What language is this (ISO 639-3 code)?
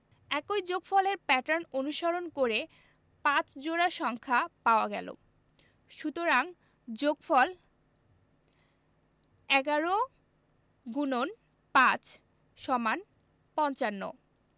ben